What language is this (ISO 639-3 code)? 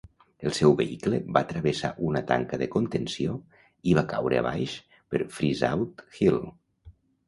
cat